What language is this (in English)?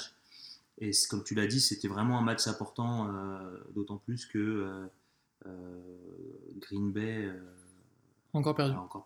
French